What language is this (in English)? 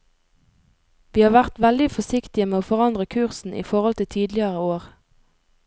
Norwegian